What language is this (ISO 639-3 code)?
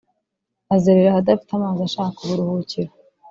kin